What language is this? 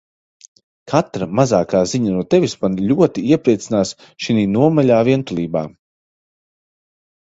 Latvian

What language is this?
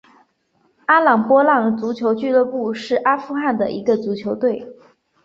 Chinese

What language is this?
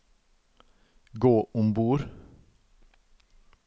Norwegian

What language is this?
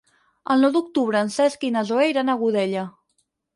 Catalan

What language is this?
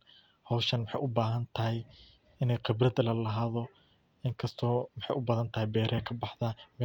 Somali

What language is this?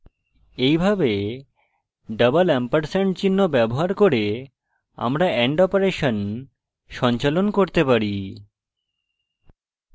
Bangla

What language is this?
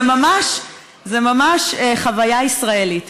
Hebrew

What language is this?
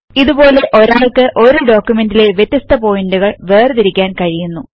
Malayalam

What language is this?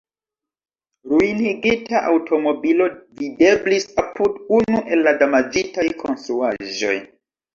Esperanto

